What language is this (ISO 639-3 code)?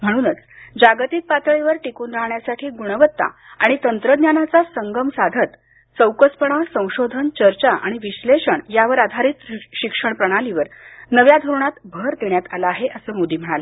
mar